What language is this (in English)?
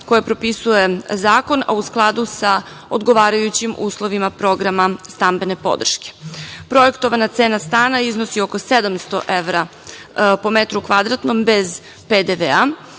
Serbian